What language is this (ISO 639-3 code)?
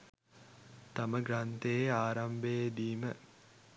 sin